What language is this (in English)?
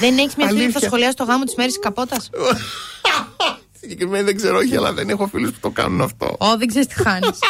Greek